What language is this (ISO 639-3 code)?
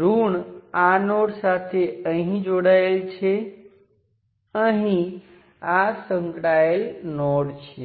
guj